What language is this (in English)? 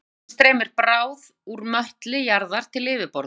Icelandic